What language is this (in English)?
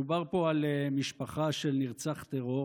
Hebrew